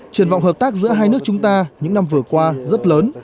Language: Vietnamese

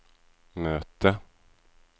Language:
Swedish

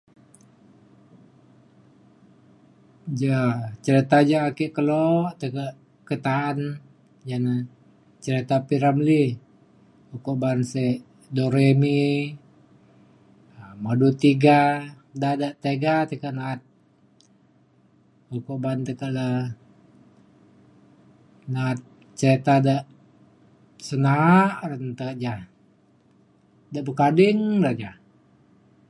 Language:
Mainstream Kenyah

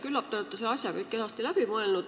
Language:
Estonian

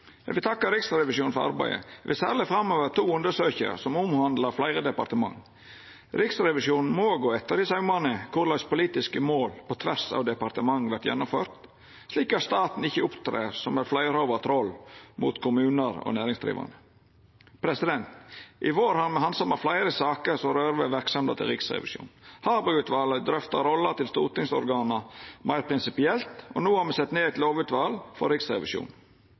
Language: Norwegian Nynorsk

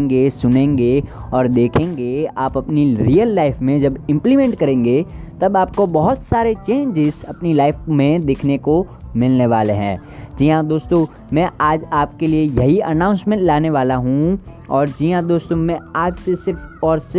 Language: Hindi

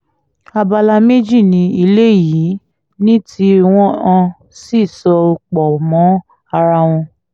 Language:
Yoruba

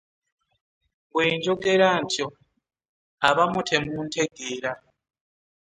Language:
Ganda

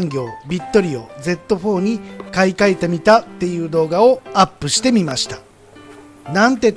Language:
Japanese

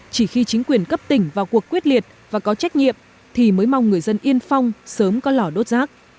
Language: Vietnamese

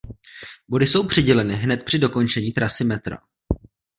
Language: Czech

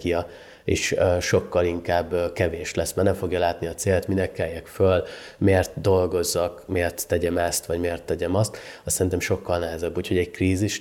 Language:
Hungarian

